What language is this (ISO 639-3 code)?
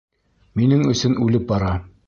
bak